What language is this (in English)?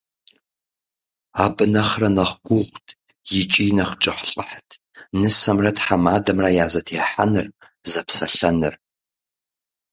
Kabardian